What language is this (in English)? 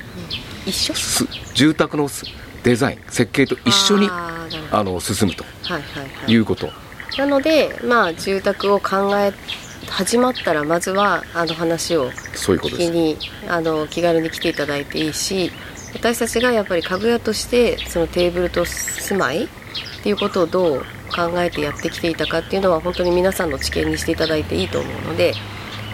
Japanese